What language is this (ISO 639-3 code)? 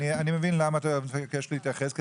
heb